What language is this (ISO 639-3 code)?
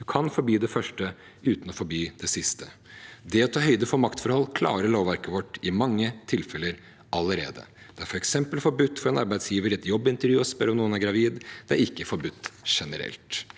nor